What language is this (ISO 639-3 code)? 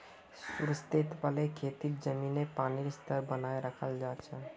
mag